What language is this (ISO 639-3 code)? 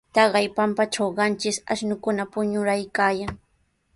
qws